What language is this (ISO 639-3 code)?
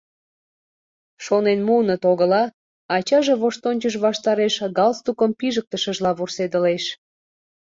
chm